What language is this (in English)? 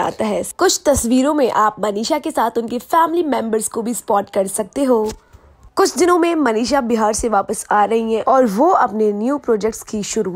Hindi